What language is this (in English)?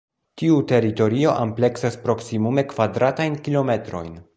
Esperanto